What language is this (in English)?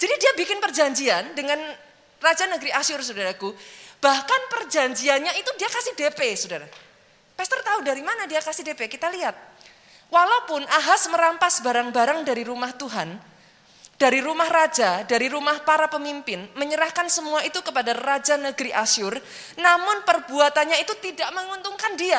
Indonesian